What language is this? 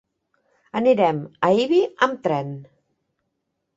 Catalan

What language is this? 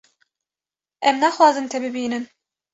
Kurdish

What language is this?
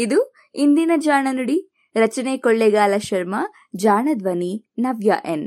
Kannada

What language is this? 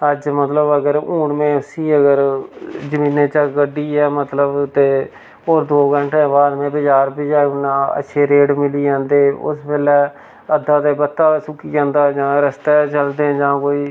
Dogri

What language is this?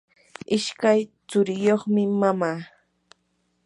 Yanahuanca Pasco Quechua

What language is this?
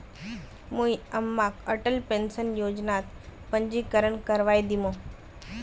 Magahi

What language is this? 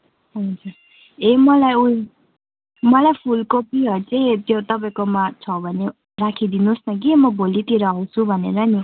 Nepali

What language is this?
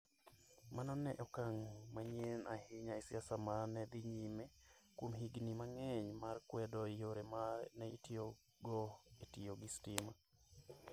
Luo (Kenya and Tanzania)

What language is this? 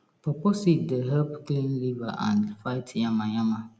Nigerian Pidgin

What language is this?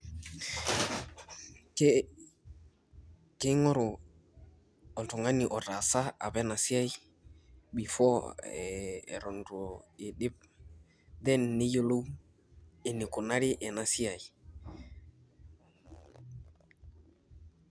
Masai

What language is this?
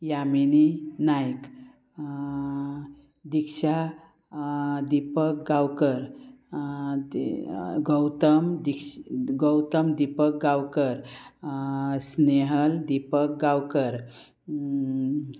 Konkani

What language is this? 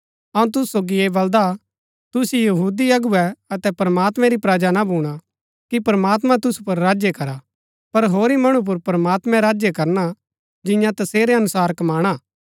Gaddi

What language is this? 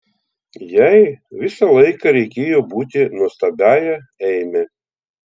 Lithuanian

